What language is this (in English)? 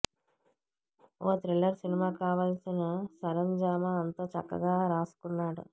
Telugu